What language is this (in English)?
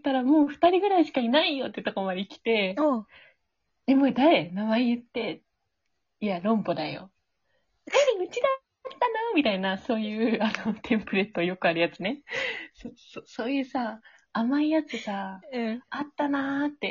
Japanese